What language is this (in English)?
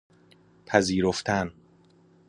Persian